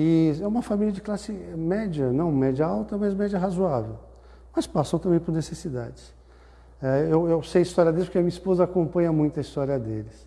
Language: Portuguese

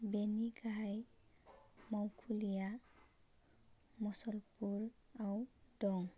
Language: Bodo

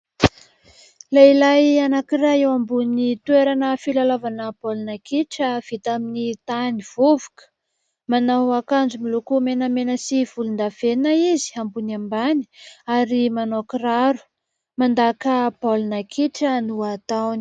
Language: Malagasy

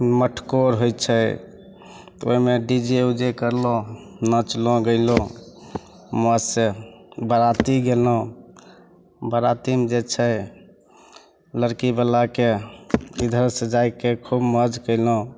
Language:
Maithili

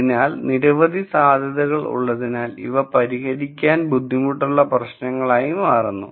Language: Malayalam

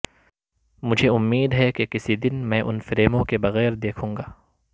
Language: Urdu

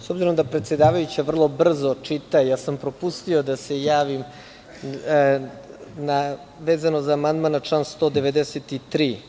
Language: Serbian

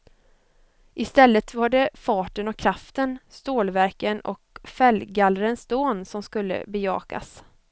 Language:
Swedish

